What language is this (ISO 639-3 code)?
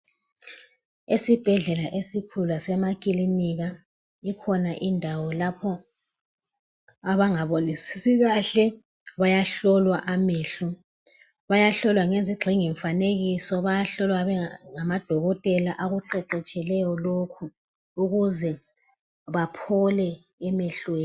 nde